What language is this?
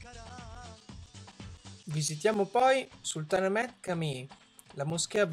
Italian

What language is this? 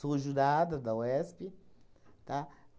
Portuguese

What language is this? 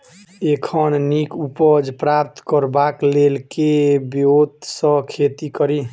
Maithili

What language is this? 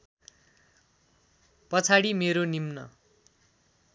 Nepali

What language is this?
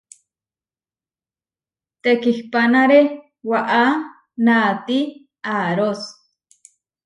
Huarijio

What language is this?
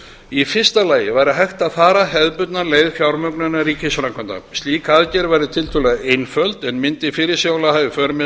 Icelandic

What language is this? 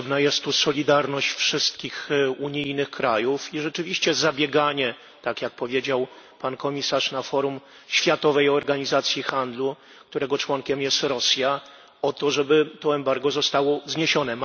Polish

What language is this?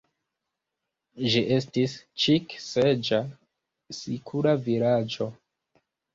Esperanto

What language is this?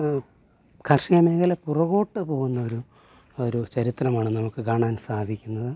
Malayalam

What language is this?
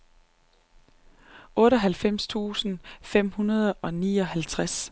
Danish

